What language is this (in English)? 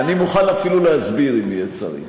Hebrew